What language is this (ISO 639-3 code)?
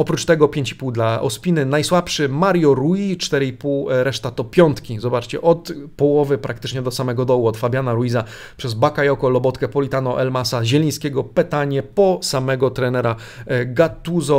pol